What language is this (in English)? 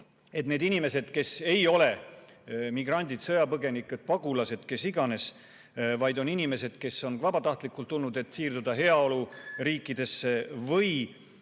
Estonian